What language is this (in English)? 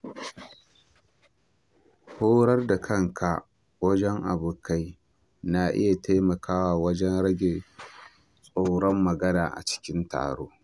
Hausa